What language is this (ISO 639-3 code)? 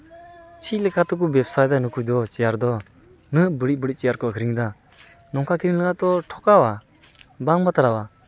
sat